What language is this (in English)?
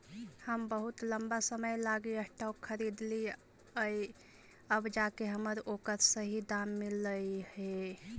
Magahi